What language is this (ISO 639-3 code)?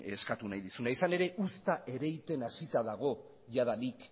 eus